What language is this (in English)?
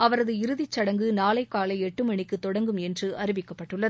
Tamil